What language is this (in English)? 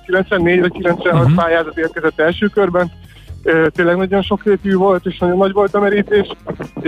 Hungarian